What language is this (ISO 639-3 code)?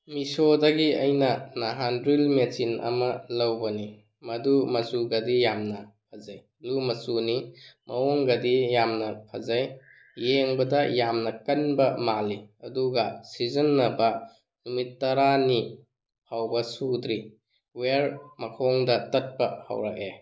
mni